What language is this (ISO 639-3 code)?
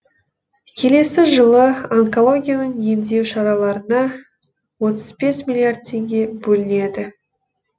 kaz